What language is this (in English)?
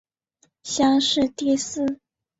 Chinese